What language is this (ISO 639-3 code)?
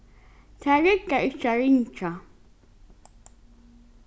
fao